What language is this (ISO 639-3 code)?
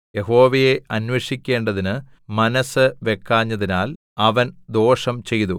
mal